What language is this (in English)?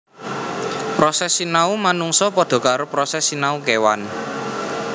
Javanese